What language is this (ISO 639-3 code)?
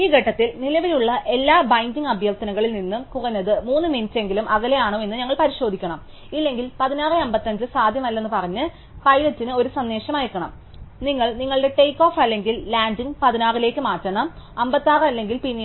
mal